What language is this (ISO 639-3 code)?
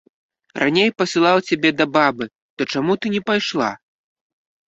bel